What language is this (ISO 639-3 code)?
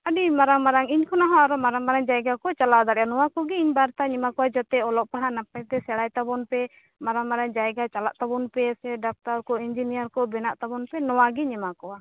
sat